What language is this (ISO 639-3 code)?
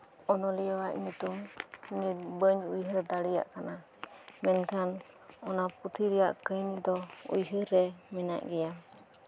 sat